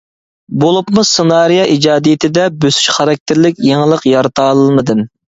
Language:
Uyghur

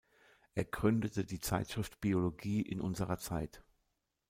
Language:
German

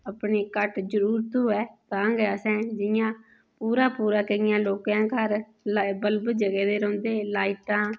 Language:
Dogri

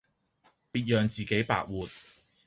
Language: Cantonese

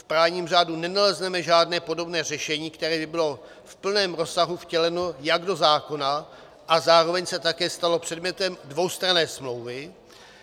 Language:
Czech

